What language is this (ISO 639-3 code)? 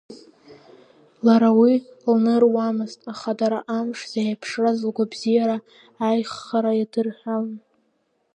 abk